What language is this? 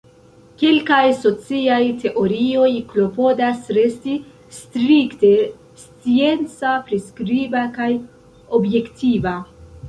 Esperanto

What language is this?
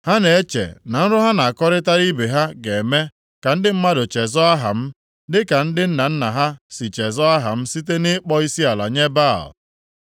Igbo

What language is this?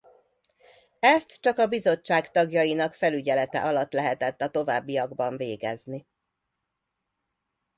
Hungarian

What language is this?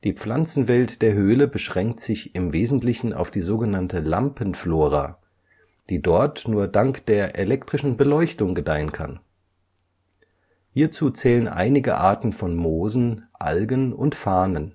German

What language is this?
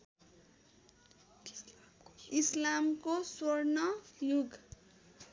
Nepali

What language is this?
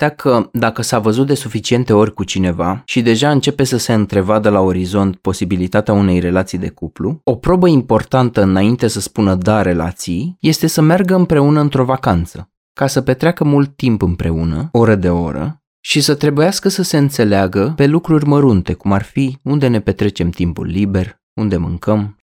Romanian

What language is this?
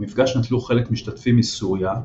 Hebrew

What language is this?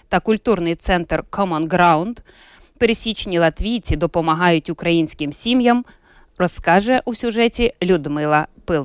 Ukrainian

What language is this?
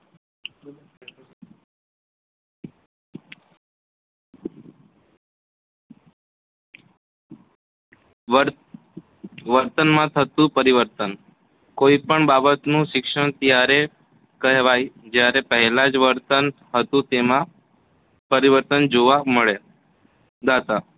Gujarati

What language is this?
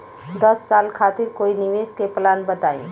Bhojpuri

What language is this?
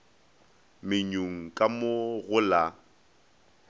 Northern Sotho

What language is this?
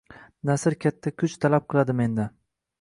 Uzbek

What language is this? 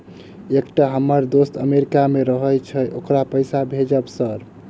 Maithili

